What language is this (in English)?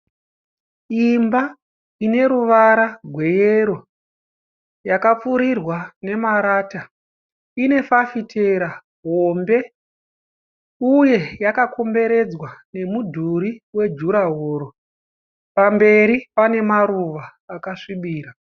Shona